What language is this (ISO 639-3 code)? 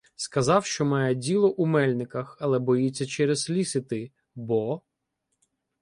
ukr